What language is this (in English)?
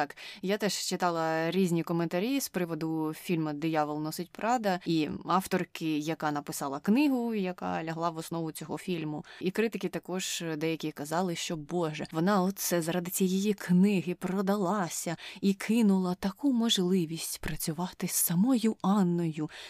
Ukrainian